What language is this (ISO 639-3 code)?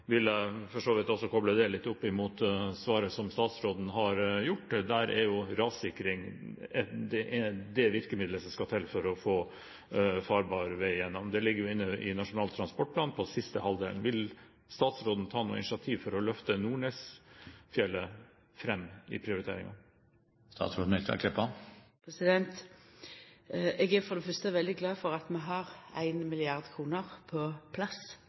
nno